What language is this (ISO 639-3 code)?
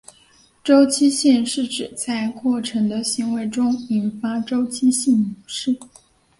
zho